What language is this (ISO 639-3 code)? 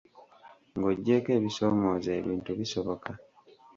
lug